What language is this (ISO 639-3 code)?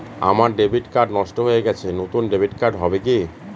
ben